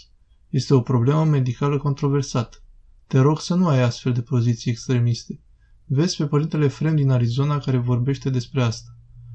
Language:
Romanian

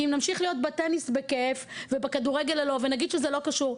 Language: Hebrew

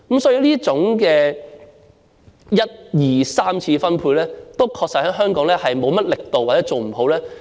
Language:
Cantonese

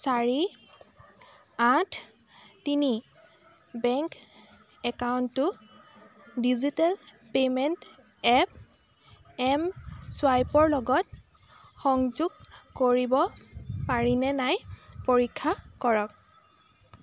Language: Assamese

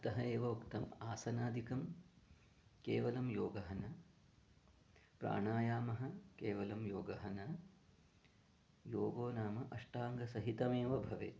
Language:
Sanskrit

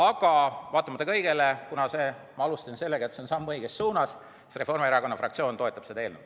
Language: Estonian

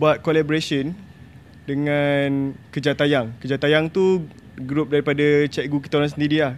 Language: Malay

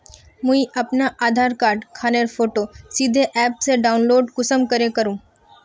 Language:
Magahi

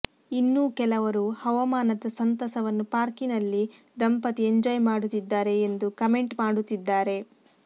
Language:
Kannada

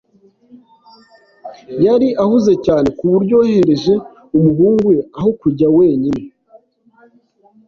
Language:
Kinyarwanda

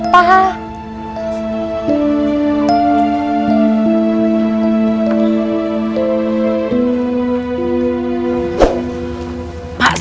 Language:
Indonesian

